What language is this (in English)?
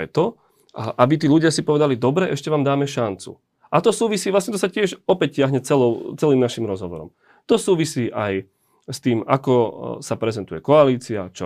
Slovak